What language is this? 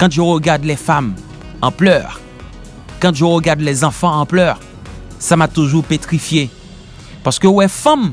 French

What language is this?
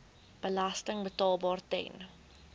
Afrikaans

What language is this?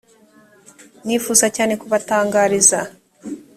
Kinyarwanda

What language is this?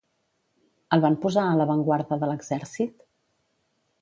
Catalan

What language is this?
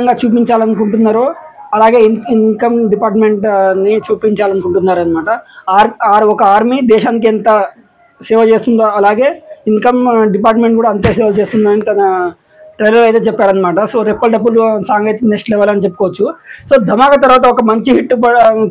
Telugu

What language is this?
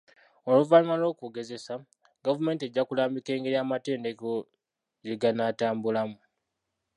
Ganda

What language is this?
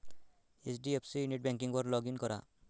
Marathi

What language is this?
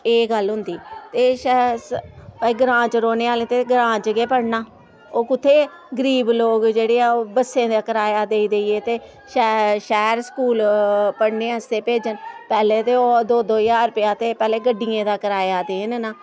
Dogri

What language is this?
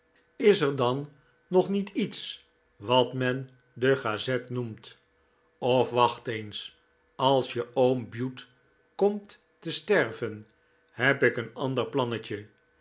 Dutch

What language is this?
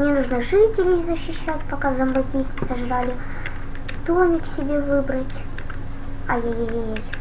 Russian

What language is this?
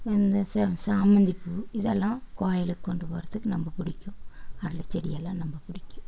Tamil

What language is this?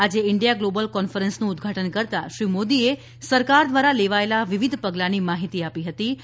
Gujarati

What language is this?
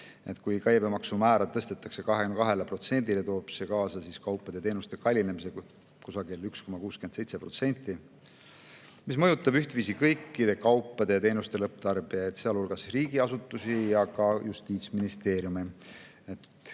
Estonian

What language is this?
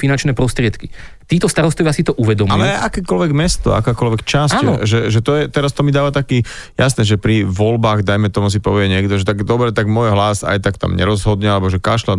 Slovak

